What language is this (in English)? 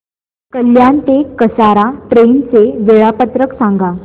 Marathi